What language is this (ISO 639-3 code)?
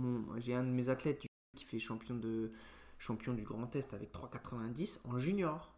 fra